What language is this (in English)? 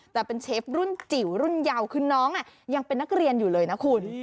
Thai